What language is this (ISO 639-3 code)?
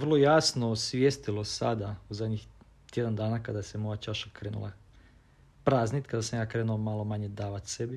hrv